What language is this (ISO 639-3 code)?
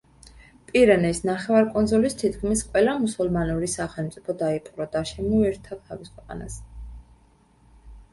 kat